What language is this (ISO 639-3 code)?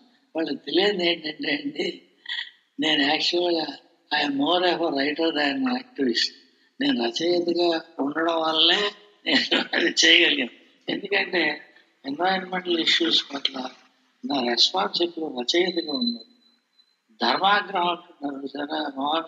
tel